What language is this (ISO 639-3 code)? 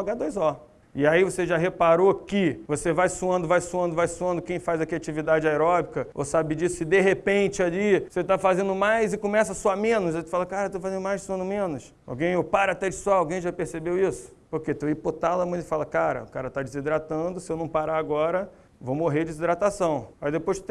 por